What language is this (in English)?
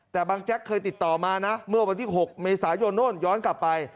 Thai